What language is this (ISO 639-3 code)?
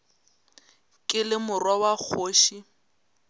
nso